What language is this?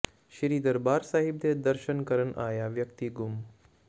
Punjabi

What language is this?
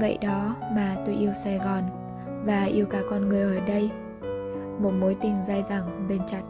Vietnamese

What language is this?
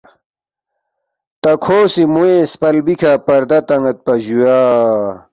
Balti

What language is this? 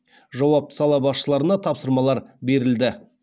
Kazakh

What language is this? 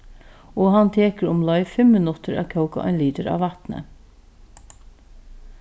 Faroese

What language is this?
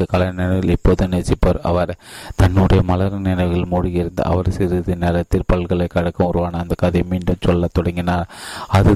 Tamil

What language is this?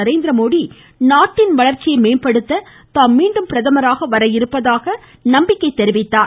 Tamil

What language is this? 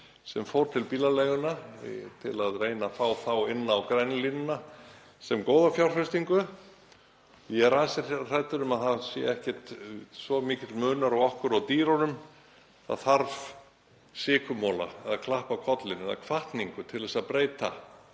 Icelandic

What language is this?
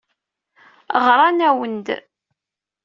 Kabyle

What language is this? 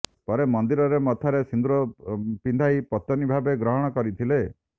Odia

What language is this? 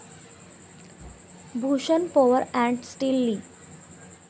Marathi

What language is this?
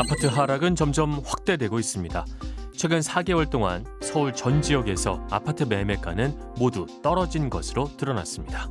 Korean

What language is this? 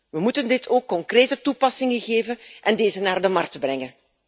Dutch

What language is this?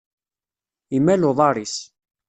Kabyle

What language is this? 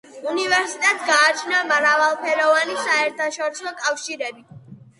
Georgian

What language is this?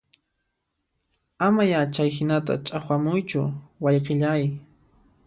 Puno Quechua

